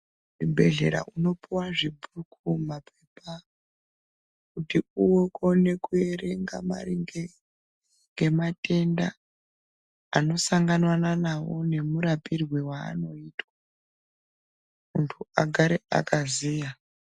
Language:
Ndau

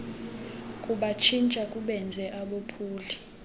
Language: Xhosa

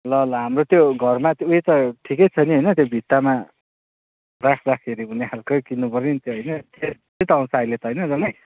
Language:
Nepali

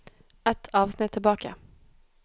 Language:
Norwegian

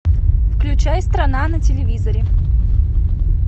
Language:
Russian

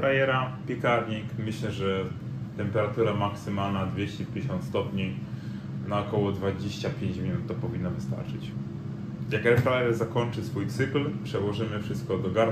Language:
Polish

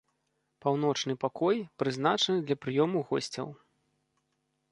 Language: Belarusian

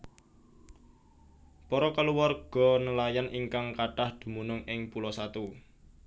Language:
Javanese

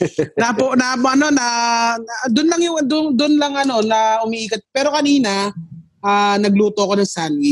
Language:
Filipino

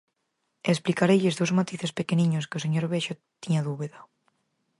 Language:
Galician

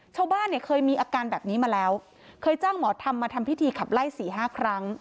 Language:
Thai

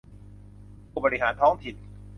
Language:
Thai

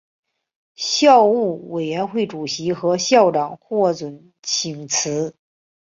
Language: Chinese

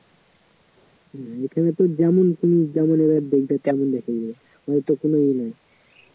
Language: Bangla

